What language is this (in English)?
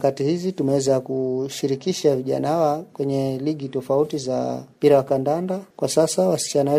Swahili